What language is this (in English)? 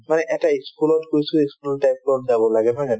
Assamese